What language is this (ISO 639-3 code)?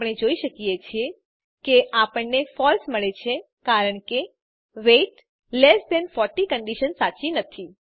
guj